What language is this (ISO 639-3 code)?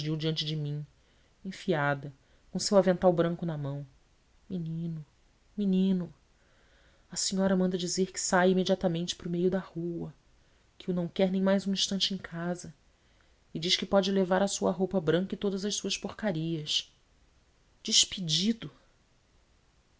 por